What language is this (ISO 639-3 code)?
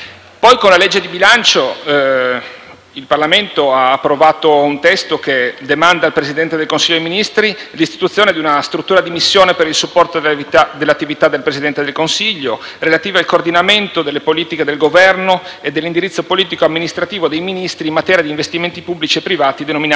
ita